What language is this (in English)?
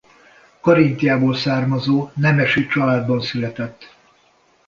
Hungarian